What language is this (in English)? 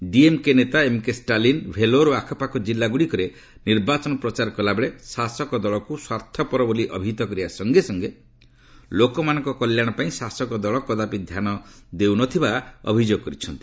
Odia